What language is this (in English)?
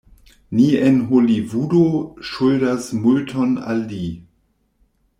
Esperanto